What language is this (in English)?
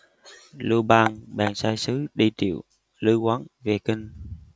Vietnamese